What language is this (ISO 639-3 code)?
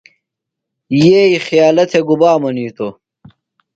phl